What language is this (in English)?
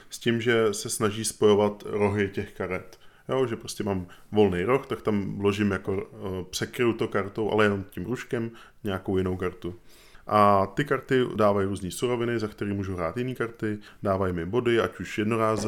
Czech